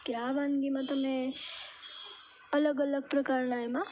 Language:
Gujarati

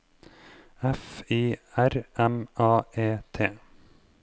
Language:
Norwegian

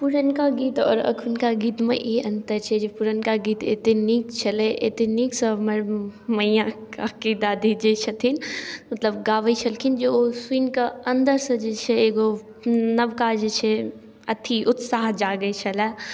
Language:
Maithili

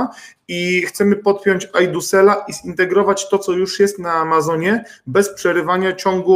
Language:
Polish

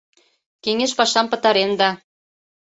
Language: Mari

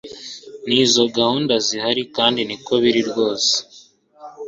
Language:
Kinyarwanda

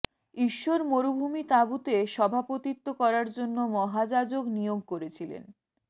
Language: Bangla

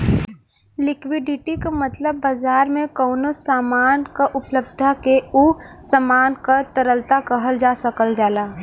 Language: Bhojpuri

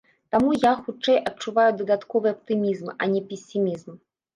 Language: Belarusian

